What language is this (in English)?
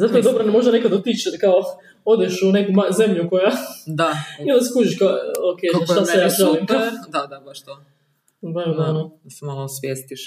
Croatian